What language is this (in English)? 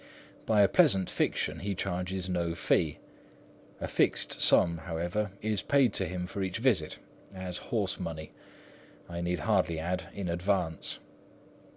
English